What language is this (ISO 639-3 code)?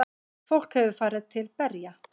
isl